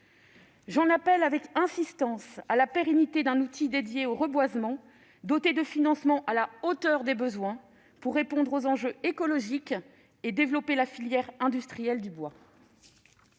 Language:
French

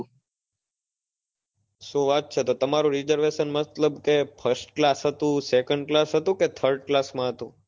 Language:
Gujarati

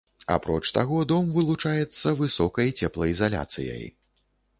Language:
Belarusian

